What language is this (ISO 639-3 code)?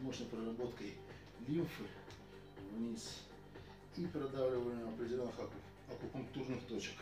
rus